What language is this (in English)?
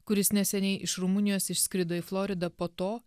Lithuanian